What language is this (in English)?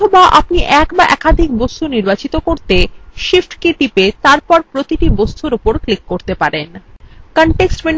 Bangla